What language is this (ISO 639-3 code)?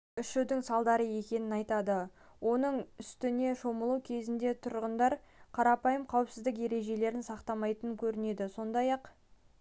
kaz